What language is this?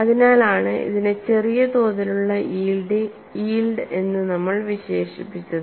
Malayalam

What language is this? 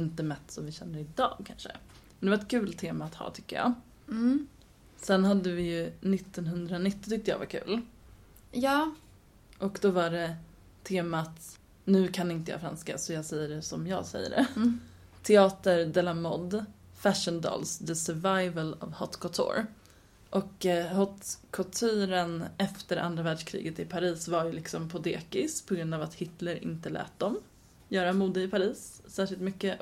Swedish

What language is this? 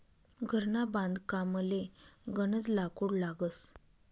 Marathi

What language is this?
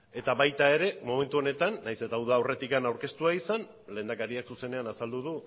Basque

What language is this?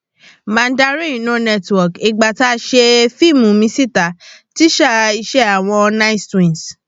Yoruba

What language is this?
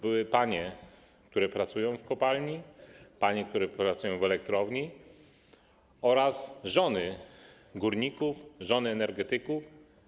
Polish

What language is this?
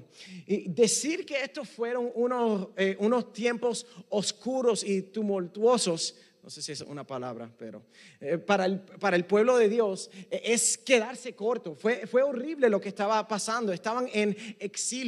Spanish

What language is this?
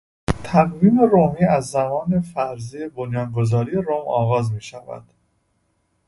Persian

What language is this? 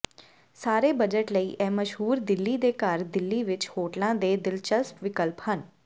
Punjabi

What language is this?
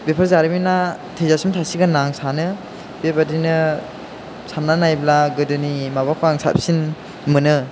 Bodo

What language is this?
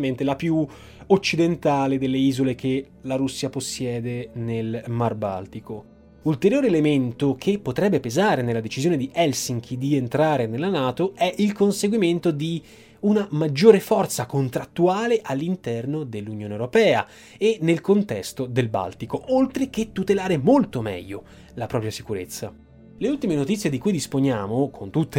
Italian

